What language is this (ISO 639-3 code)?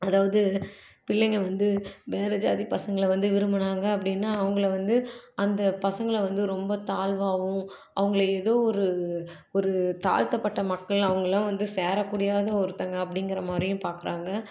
tam